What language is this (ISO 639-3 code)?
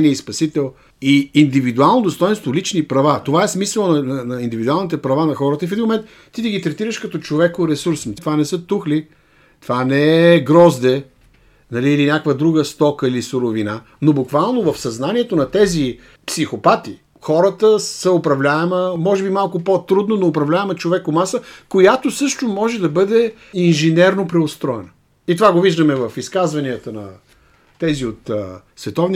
bul